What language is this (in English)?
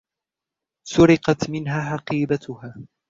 Arabic